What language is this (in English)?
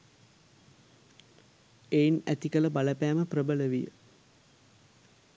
Sinhala